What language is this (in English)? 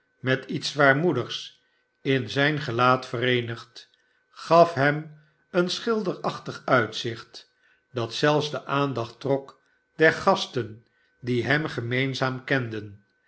Dutch